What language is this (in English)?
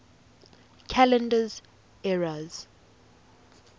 English